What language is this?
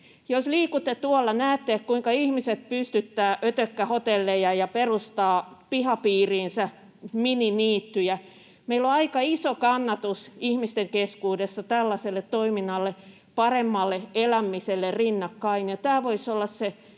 Finnish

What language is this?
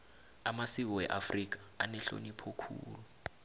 South Ndebele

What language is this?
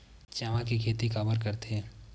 Chhattisgarhi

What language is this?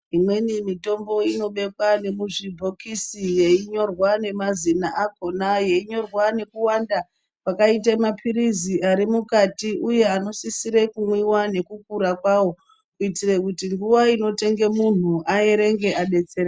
Ndau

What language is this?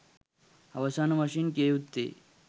Sinhala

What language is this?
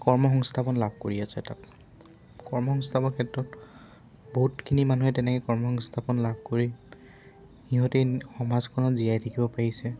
Assamese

